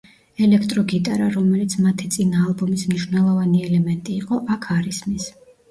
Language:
Georgian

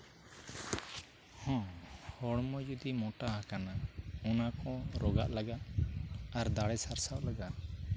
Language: Santali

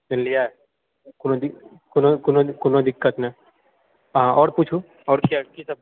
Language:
Maithili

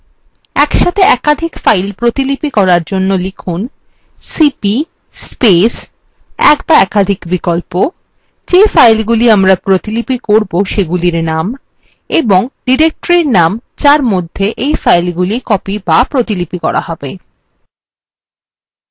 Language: Bangla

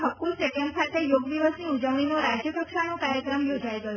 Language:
Gujarati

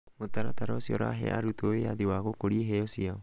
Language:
Kikuyu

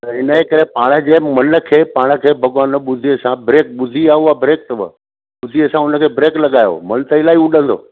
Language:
Sindhi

